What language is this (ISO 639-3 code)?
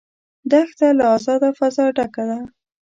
pus